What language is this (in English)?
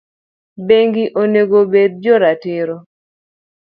Luo (Kenya and Tanzania)